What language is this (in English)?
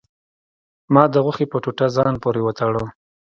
Pashto